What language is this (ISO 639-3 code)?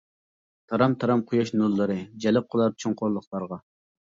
uig